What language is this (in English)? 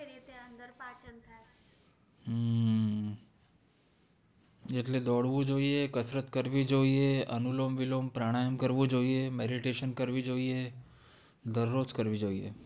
Gujarati